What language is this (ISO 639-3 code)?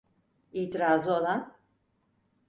tur